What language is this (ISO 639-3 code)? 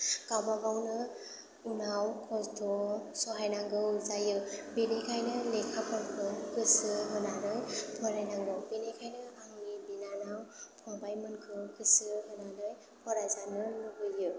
brx